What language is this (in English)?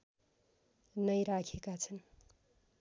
Nepali